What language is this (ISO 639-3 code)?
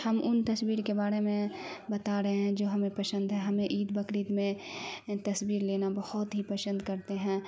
urd